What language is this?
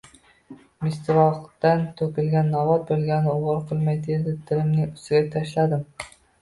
Uzbek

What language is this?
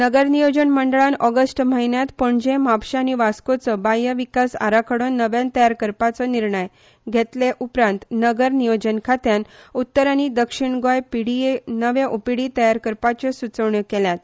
Konkani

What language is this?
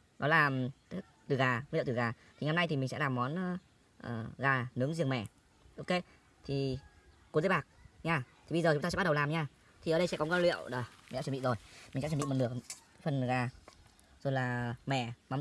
Vietnamese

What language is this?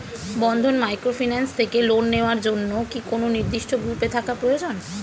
Bangla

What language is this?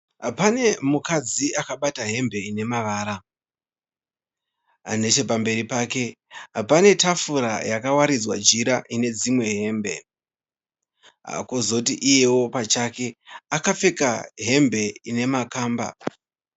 Shona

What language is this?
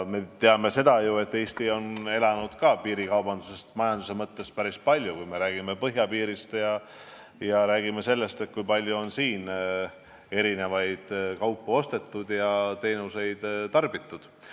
Estonian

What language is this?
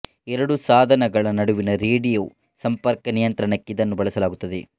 Kannada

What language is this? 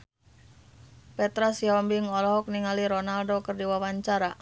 Sundanese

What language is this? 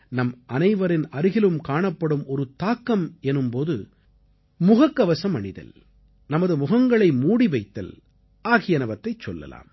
Tamil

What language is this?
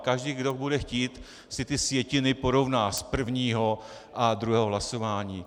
Czech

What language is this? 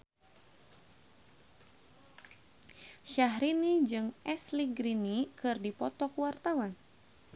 Sundanese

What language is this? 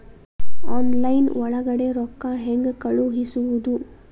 Kannada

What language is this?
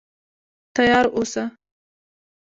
Pashto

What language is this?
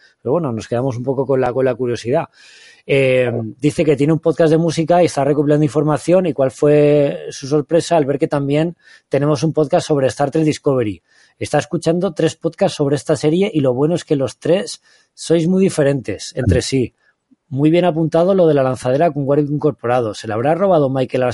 Spanish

